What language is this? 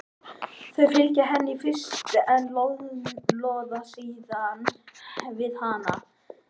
Icelandic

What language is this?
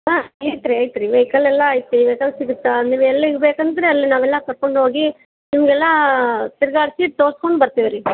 Kannada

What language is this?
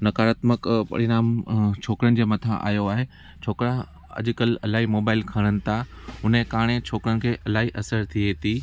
Sindhi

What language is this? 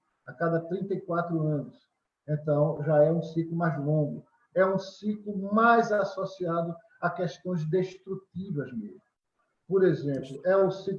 Portuguese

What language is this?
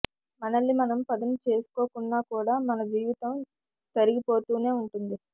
Telugu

